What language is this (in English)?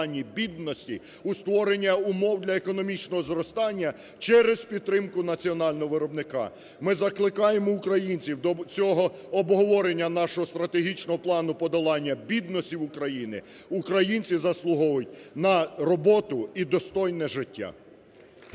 Ukrainian